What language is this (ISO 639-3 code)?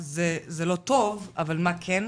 heb